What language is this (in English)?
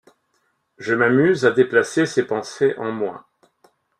French